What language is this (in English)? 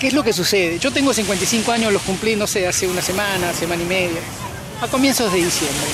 Spanish